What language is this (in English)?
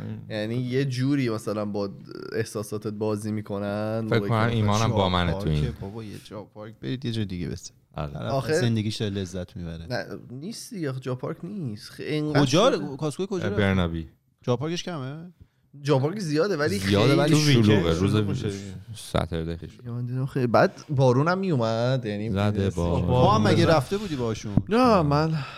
Persian